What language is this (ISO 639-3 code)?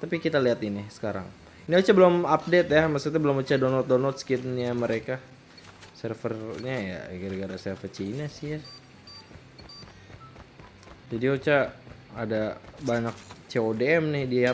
ind